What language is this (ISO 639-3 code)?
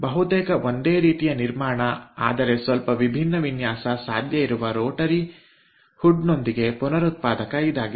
kan